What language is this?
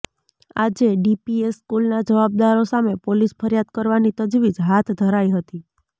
Gujarati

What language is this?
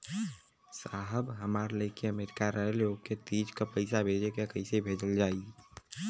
Bhojpuri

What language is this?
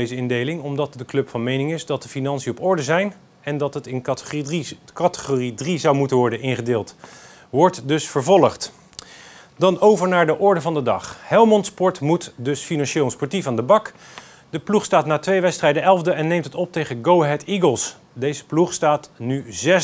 Dutch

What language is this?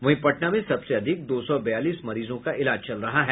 Hindi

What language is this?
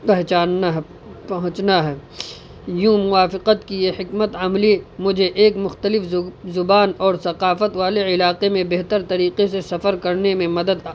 Urdu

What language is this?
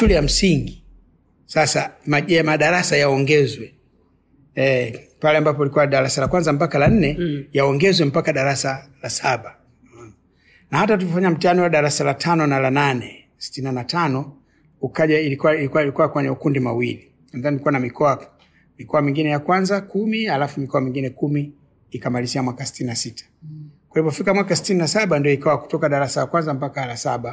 Swahili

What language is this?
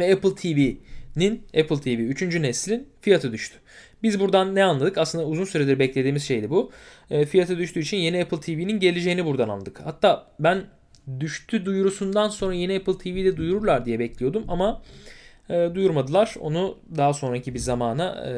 Turkish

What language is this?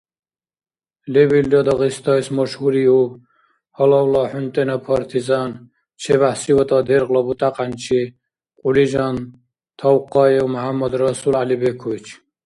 Dargwa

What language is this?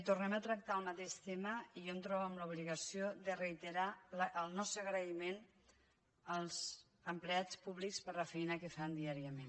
Catalan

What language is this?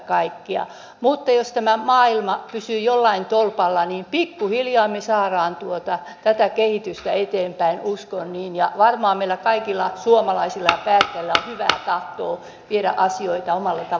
Finnish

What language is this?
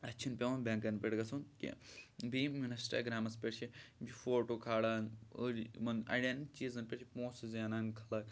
Kashmiri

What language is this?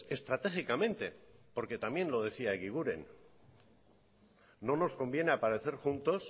Spanish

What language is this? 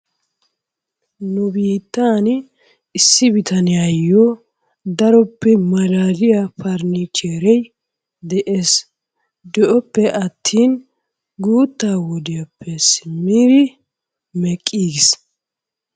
Wolaytta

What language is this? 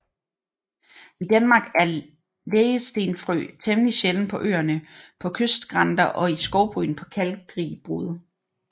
Danish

